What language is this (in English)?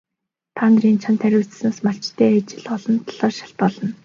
Mongolian